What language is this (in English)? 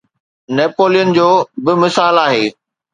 Sindhi